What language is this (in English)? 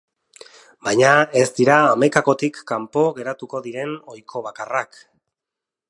Basque